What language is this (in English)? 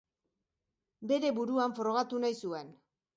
Basque